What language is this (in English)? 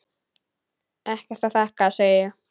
Icelandic